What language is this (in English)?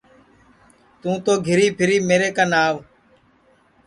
Sansi